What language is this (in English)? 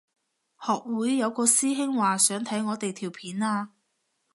Cantonese